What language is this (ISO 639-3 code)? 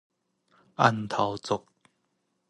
nan